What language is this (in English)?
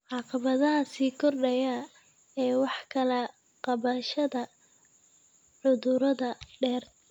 Somali